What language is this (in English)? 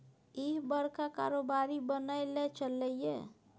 Maithili